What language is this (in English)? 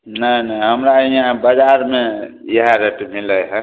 Maithili